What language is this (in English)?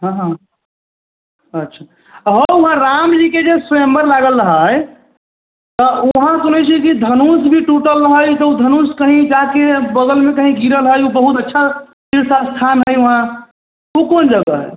Maithili